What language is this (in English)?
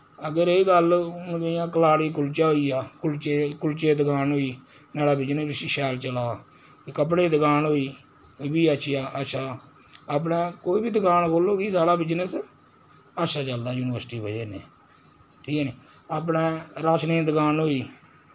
Dogri